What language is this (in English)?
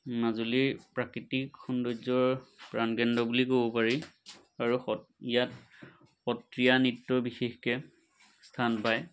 Assamese